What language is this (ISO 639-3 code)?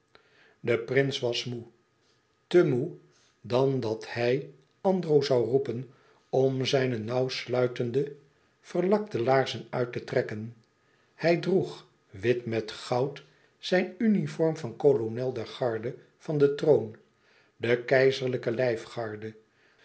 nld